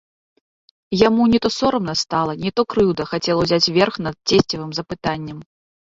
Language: Belarusian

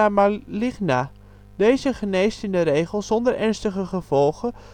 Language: Dutch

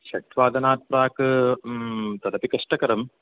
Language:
Sanskrit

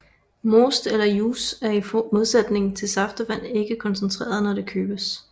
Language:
Danish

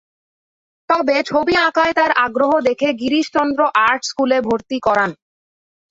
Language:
Bangla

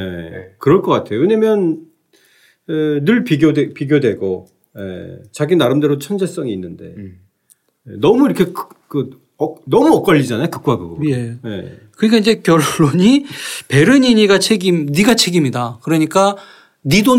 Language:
Korean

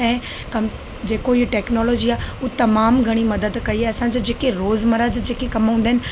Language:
Sindhi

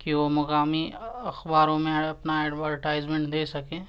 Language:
Urdu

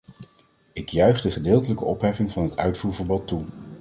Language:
Dutch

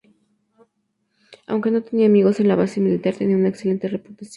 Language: Spanish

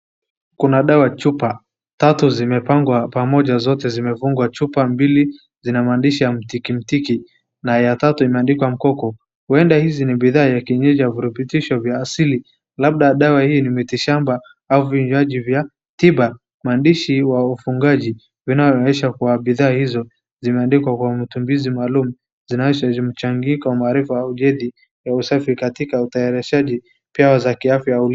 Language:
Swahili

